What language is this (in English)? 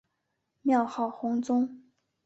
Chinese